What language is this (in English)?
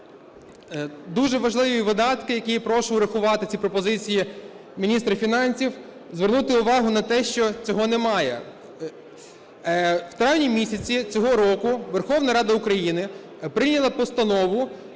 Ukrainian